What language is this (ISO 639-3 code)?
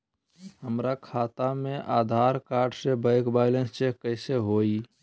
mag